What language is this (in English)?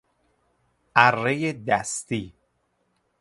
Persian